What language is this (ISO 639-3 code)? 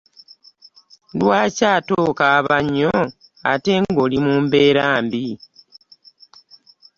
lug